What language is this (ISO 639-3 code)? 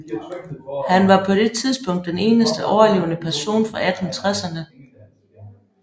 dan